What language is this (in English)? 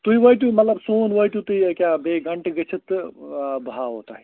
Kashmiri